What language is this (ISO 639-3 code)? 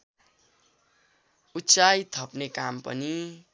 nep